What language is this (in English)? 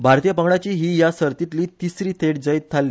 Konkani